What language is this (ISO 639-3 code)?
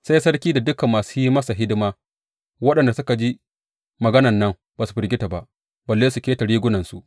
hau